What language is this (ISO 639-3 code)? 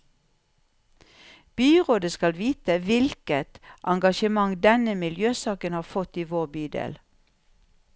nor